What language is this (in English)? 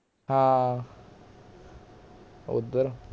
Punjabi